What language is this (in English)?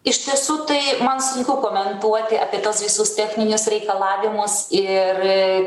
Lithuanian